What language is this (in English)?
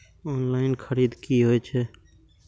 Maithili